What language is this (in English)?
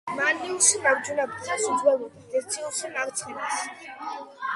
Georgian